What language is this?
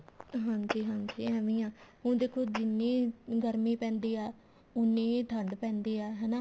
Punjabi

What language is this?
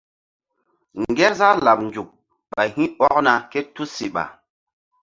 Mbum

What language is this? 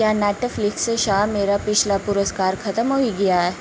Dogri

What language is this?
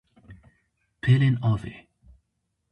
Kurdish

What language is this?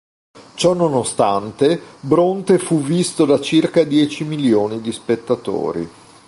Italian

